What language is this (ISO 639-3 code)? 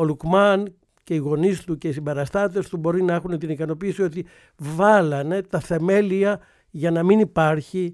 ell